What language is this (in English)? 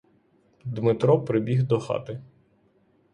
Ukrainian